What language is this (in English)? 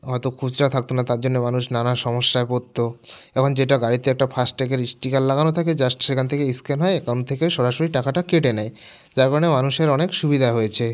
Bangla